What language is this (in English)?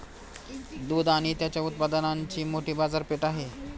Marathi